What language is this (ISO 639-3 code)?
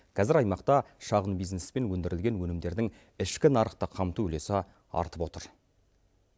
kaz